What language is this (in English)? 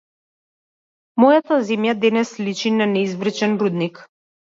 Macedonian